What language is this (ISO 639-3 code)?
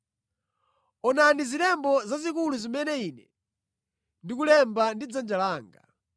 nya